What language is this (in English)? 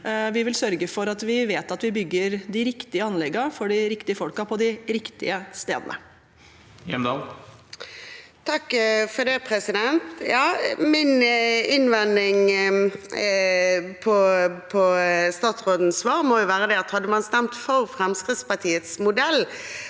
Norwegian